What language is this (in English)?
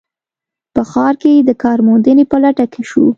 Pashto